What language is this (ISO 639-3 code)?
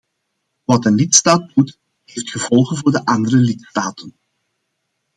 nld